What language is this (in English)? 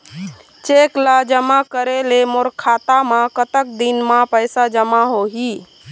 Chhattisgarhi